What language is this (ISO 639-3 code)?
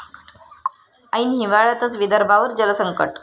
mar